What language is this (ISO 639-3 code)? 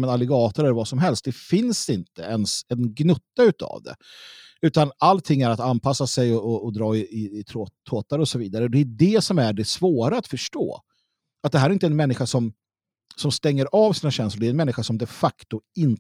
swe